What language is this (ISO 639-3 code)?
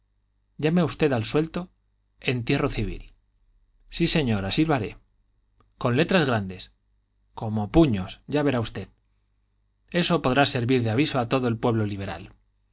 spa